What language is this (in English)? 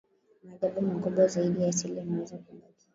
Swahili